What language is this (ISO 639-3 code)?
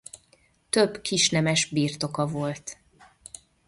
hun